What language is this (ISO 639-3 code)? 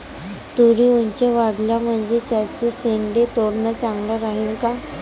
mar